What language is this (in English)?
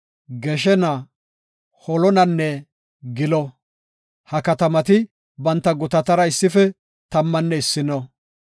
Gofa